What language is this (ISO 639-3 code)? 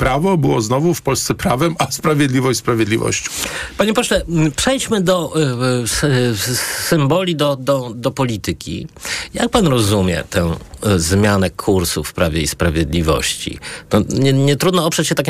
pol